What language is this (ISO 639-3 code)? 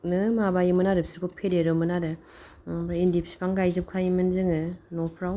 brx